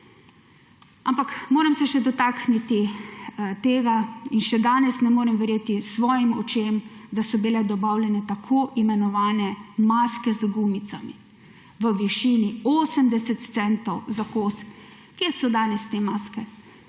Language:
Slovenian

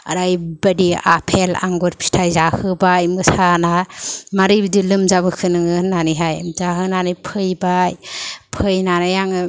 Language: Bodo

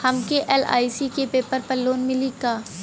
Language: Bhojpuri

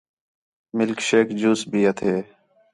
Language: Khetrani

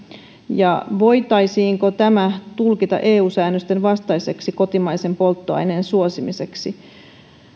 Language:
Finnish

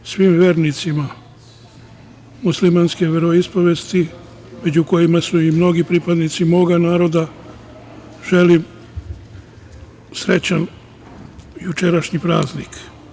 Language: Serbian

